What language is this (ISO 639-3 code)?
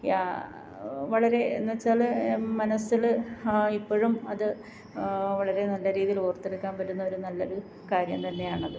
mal